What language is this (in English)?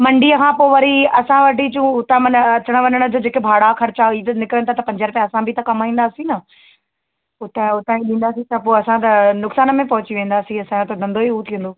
Sindhi